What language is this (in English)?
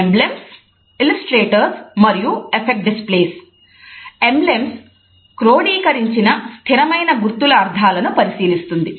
Telugu